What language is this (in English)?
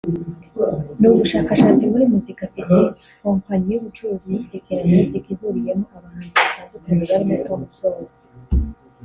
Kinyarwanda